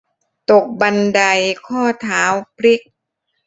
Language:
Thai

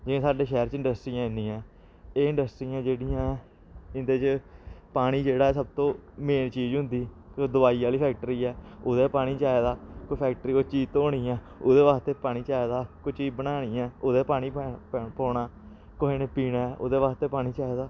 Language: Dogri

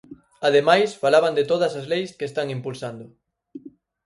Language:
Galician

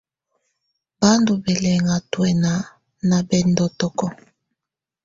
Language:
Tunen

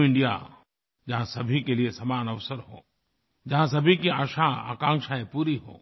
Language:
Hindi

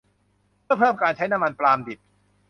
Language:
Thai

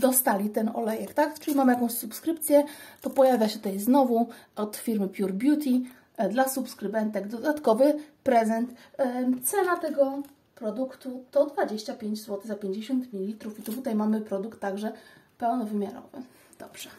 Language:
Polish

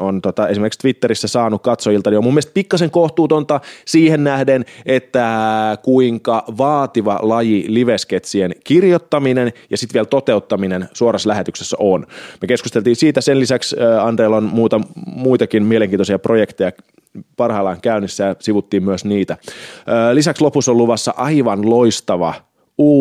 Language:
Finnish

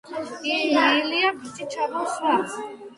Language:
Georgian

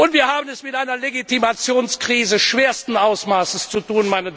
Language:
German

